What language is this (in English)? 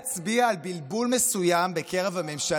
Hebrew